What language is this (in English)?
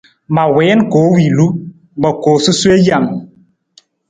Nawdm